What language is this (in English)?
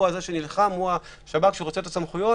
Hebrew